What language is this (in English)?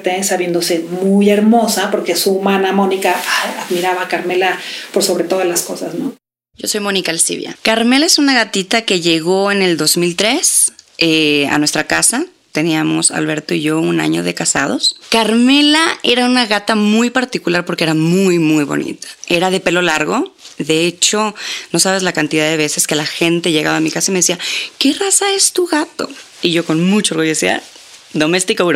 Spanish